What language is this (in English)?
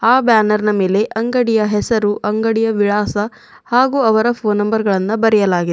Kannada